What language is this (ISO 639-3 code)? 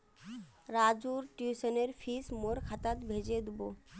mag